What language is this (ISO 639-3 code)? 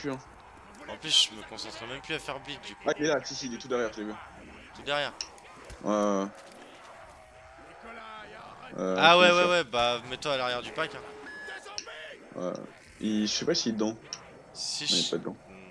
fra